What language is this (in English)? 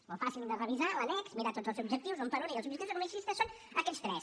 Catalan